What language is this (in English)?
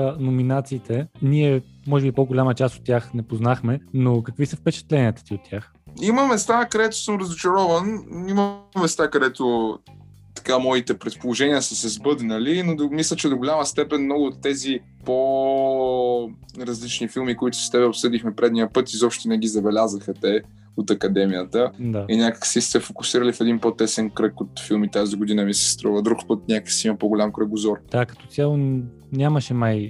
Bulgarian